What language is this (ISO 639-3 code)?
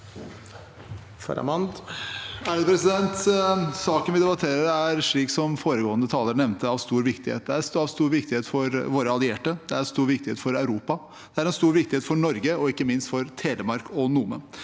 nor